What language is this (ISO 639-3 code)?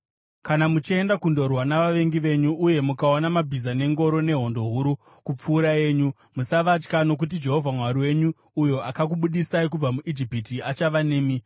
sna